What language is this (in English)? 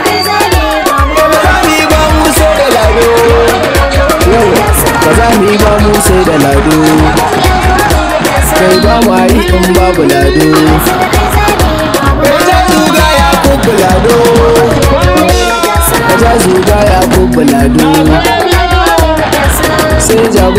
Arabic